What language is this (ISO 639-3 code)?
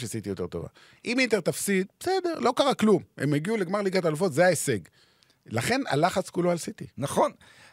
heb